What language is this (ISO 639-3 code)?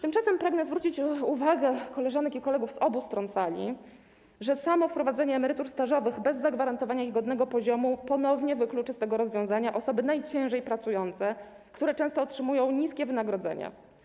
pol